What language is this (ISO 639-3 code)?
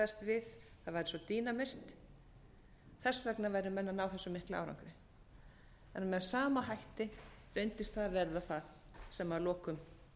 isl